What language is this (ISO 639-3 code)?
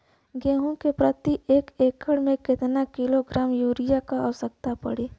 bho